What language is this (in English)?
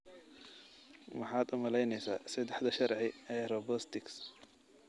Somali